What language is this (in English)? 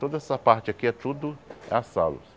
Portuguese